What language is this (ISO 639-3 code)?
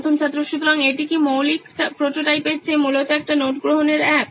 ben